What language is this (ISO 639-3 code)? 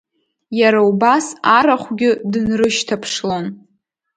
abk